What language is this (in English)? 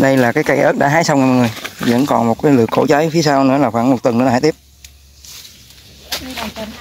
Vietnamese